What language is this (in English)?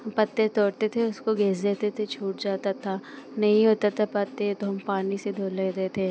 Hindi